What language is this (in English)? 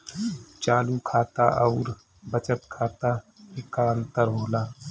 Bhojpuri